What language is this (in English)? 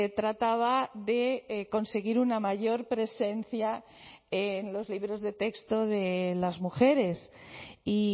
Spanish